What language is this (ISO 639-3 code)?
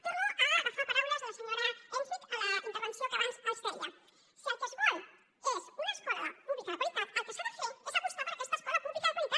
cat